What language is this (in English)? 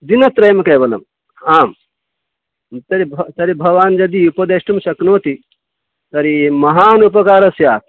Sanskrit